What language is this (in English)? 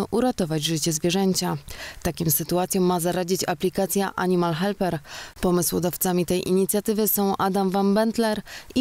Polish